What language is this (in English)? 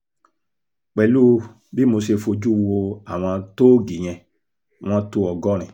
Yoruba